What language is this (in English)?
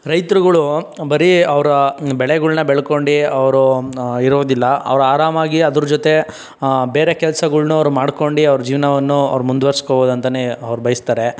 Kannada